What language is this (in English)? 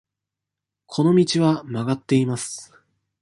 Japanese